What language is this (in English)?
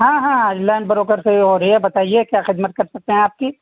Urdu